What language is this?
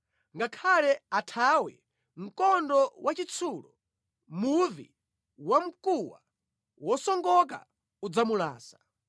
Nyanja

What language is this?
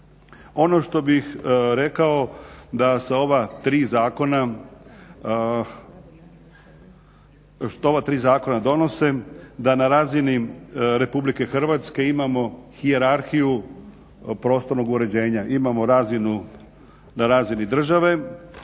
Croatian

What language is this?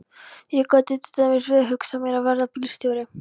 Icelandic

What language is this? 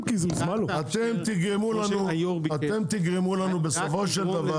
Hebrew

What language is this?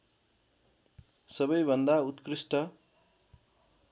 Nepali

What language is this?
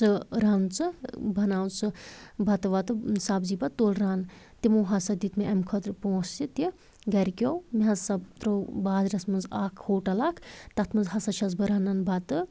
Kashmiri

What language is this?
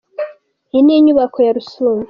Kinyarwanda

